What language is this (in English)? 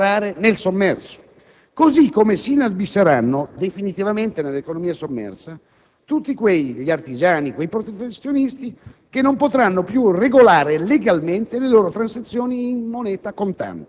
Italian